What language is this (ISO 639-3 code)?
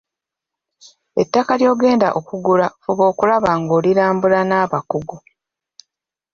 lug